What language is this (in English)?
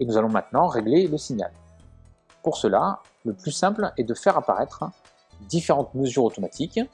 French